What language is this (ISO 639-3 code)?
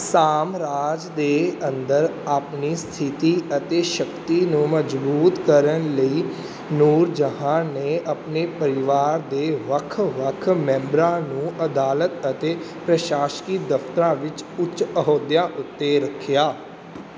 pan